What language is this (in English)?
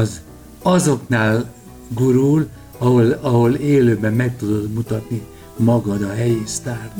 Hungarian